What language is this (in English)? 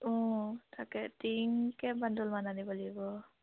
Assamese